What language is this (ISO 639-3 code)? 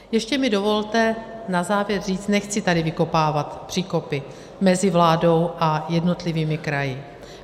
ces